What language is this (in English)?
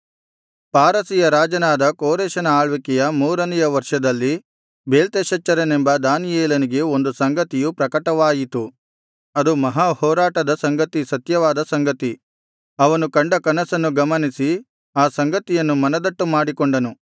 Kannada